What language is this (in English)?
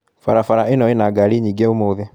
Kikuyu